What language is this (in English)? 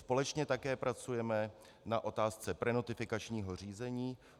Czech